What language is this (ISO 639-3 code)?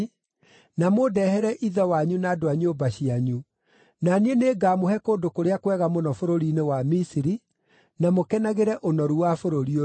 kik